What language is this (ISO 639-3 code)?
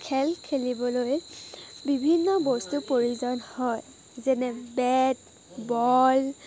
asm